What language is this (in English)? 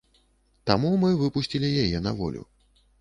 Belarusian